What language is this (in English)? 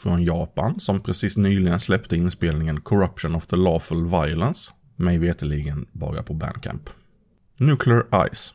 Swedish